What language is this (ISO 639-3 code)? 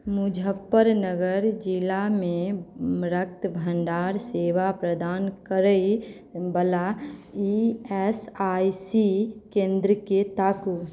mai